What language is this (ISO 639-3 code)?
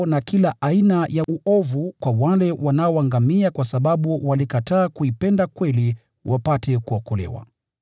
swa